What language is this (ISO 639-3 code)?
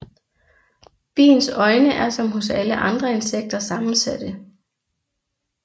dan